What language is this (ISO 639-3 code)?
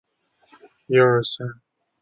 zho